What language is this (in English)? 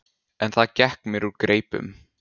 Icelandic